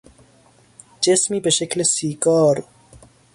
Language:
Persian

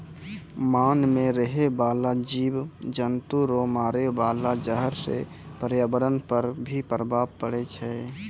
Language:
Maithili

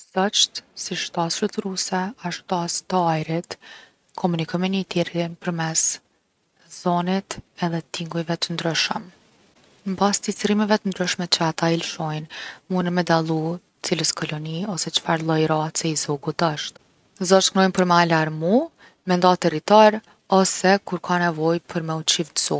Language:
Gheg Albanian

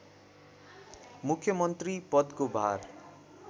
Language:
Nepali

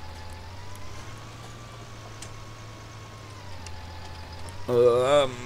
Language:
German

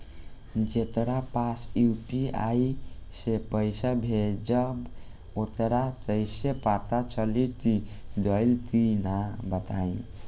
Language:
Bhojpuri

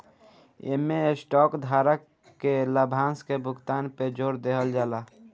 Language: Bhojpuri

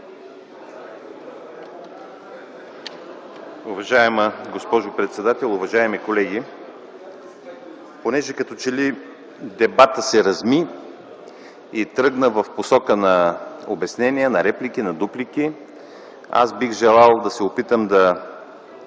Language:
Bulgarian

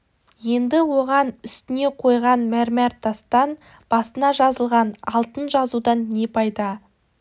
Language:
Kazakh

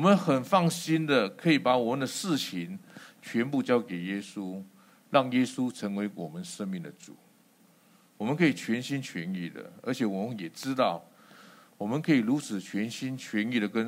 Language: Chinese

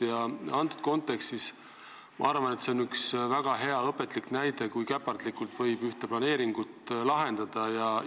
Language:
Estonian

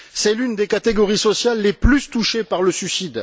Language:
French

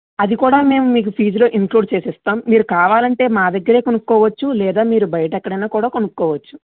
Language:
Telugu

